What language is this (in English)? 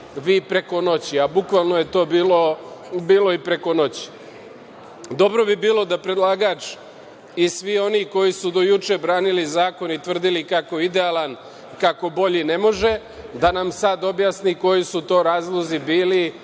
Serbian